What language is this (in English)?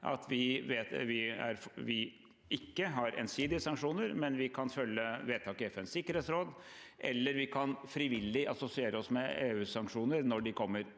Norwegian